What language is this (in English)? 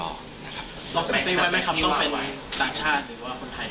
Thai